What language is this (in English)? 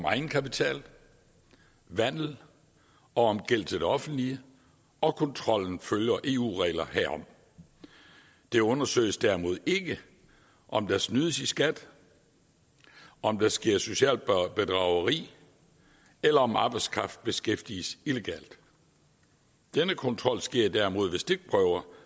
Danish